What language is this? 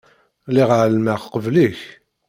Kabyle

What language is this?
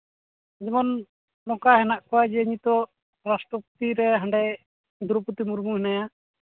Santali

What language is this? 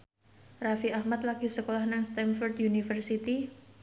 Javanese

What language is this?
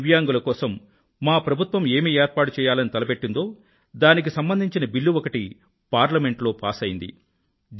Telugu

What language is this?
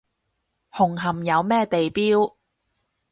Cantonese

